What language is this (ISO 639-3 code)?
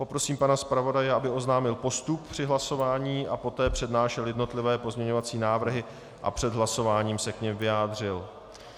ces